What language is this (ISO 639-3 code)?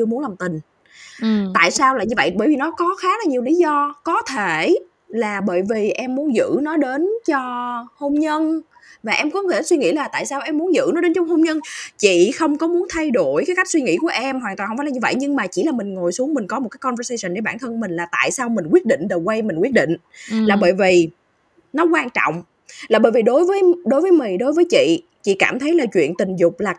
vie